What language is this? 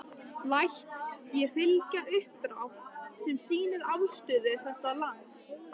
Icelandic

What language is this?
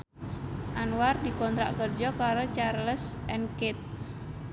Javanese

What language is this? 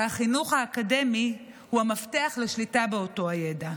Hebrew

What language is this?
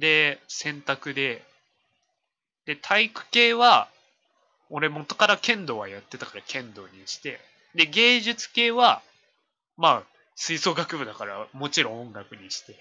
Japanese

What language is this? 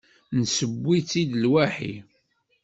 Kabyle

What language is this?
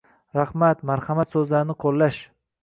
Uzbek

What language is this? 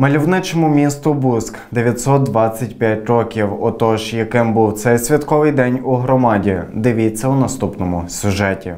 Ukrainian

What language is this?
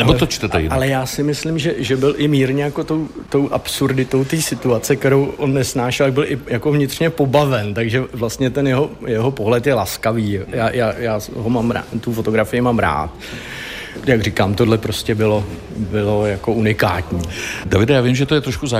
Czech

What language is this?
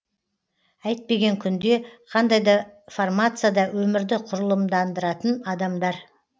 Kazakh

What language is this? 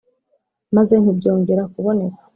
Kinyarwanda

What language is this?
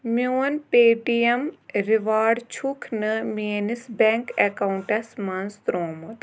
Kashmiri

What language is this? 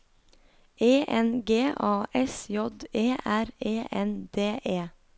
Norwegian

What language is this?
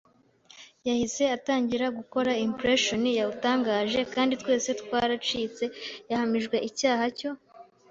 Kinyarwanda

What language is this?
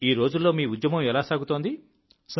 Telugu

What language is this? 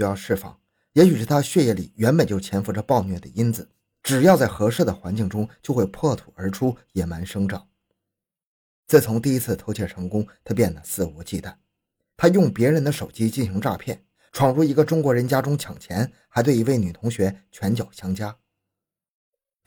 Chinese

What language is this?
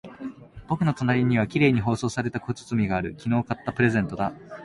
Japanese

